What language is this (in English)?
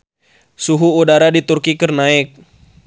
Sundanese